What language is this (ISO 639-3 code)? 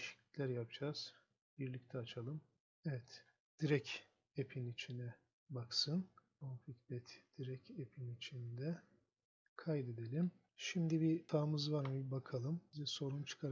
tur